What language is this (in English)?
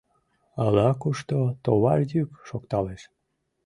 Mari